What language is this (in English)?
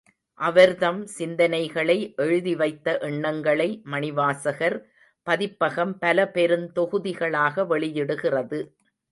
Tamil